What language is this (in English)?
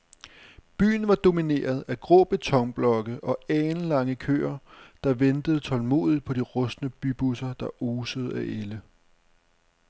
Danish